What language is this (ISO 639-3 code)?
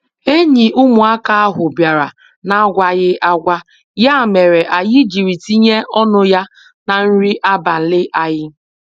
ibo